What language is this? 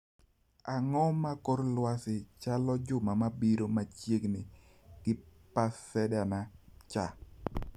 Luo (Kenya and Tanzania)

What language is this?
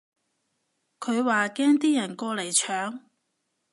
Cantonese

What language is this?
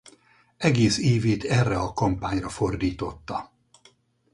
Hungarian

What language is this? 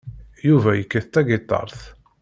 Kabyle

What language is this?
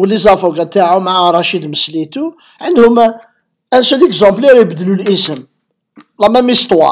Arabic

